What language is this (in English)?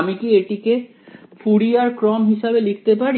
Bangla